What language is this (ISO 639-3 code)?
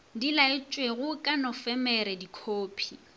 nso